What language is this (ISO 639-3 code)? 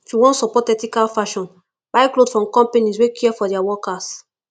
pcm